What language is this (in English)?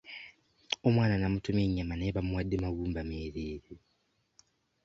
Ganda